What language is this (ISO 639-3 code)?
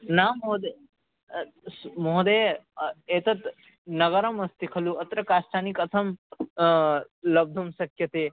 san